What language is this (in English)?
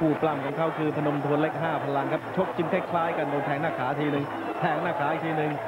Thai